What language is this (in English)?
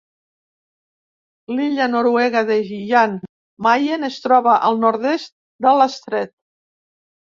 Catalan